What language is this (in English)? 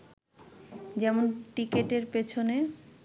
Bangla